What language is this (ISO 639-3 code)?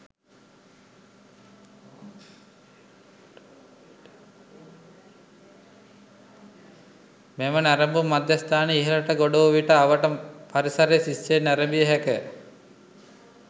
sin